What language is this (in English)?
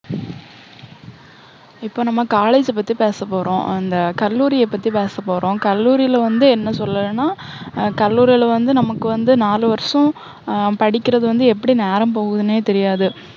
Tamil